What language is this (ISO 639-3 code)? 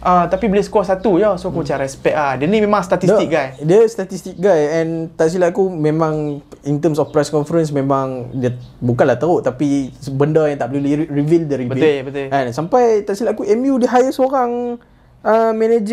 msa